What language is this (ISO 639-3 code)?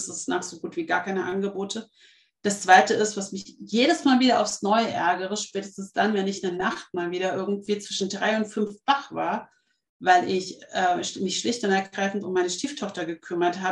deu